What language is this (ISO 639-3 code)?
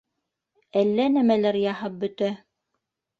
bak